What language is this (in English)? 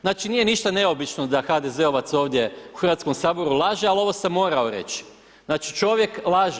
Croatian